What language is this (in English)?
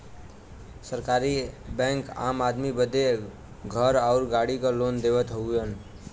Bhojpuri